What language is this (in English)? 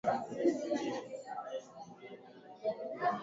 Swahili